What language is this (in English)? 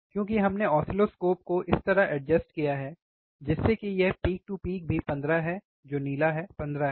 Hindi